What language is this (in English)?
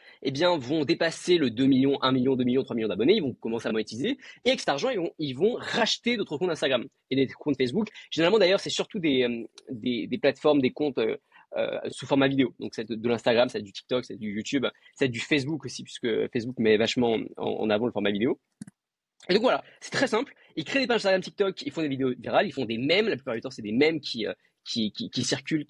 French